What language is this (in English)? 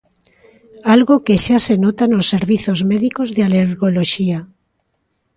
Galician